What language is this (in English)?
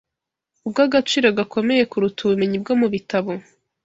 Kinyarwanda